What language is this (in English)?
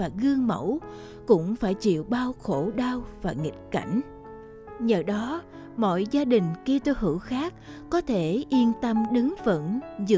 Vietnamese